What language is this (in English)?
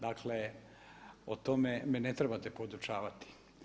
Croatian